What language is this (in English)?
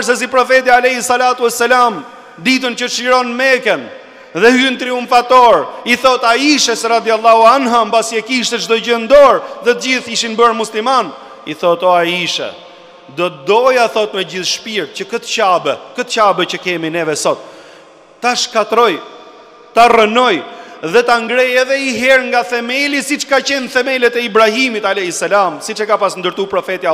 Romanian